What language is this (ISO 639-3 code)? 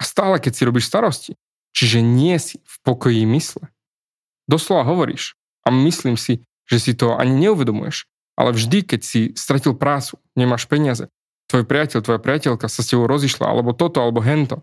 slk